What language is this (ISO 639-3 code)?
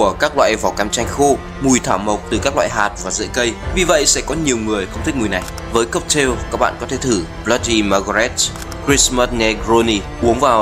vie